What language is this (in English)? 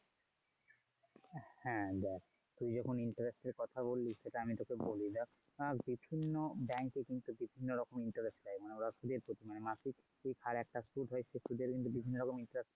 Bangla